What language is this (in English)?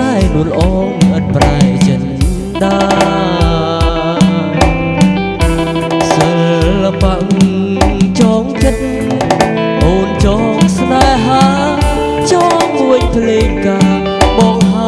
Indonesian